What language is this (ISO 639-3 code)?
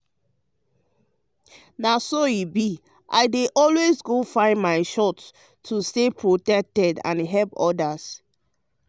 pcm